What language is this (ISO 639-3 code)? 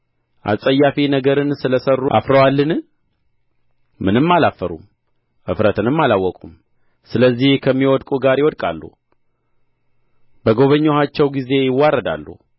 amh